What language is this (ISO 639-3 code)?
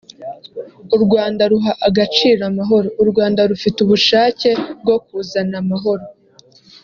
kin